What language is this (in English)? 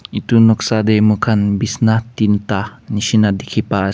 Naga Pidgin